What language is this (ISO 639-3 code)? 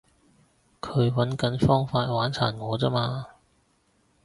yue